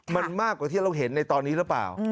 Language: Thai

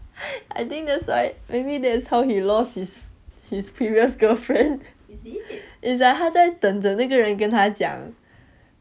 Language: English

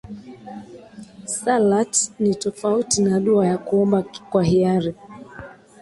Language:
Swahili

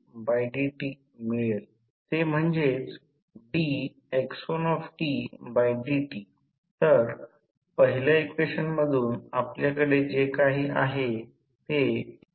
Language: Marathi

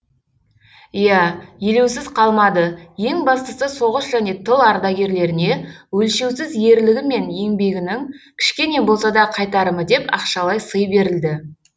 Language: Kazakh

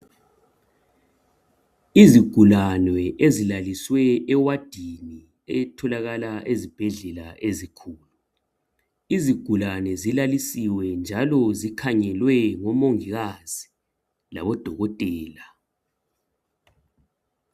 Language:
North Ndebele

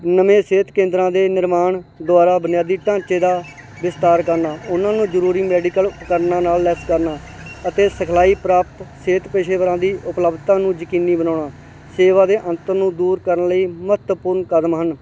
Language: Punjabi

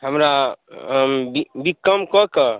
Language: Maithili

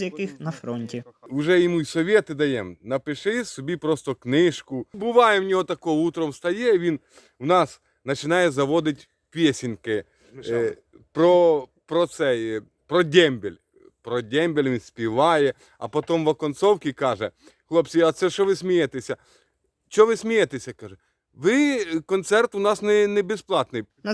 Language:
Ukrainian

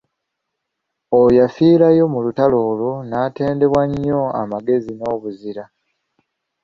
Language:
Ganda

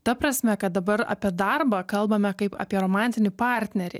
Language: Lithuanian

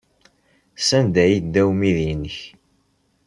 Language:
Kabyle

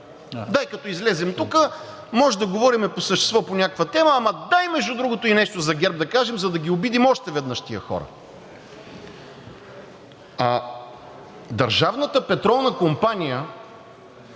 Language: Bulgarian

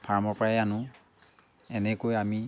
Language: Assamese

